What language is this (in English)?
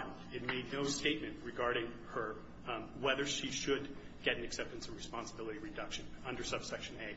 English